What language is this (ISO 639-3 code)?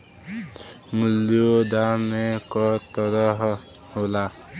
bho